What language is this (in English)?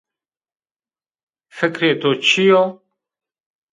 Zaza